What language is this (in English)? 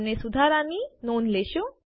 Gujarati